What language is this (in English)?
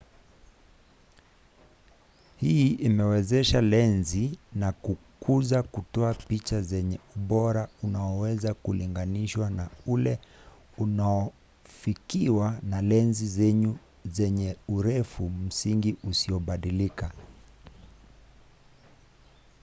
Swahili